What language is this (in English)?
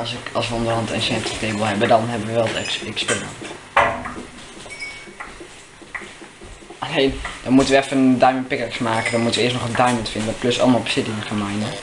Dutch